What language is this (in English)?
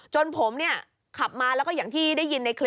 Thai